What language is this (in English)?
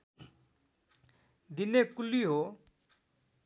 Nepali